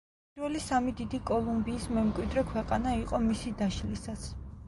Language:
Georgian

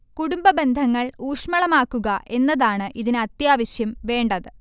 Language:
Malayalam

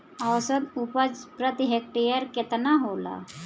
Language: Bhojpuri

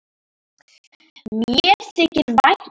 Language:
Icelandic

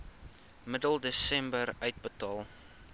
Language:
Afrikaans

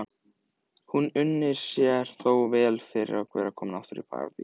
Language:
Icelandic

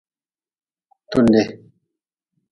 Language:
Nawdm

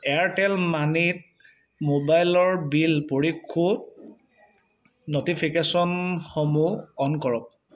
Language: Assamese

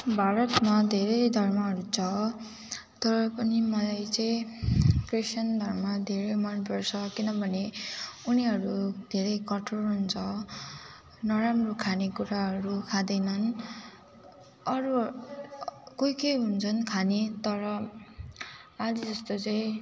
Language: Nepali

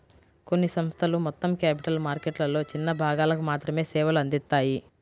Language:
Telugu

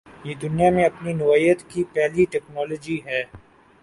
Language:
Urdu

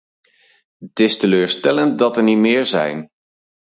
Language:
Dutch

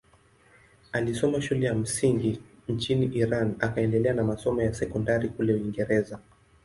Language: Swahili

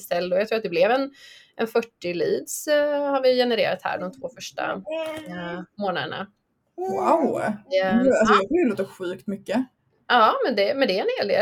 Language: Swedish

